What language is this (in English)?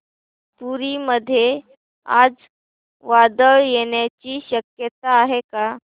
Marathi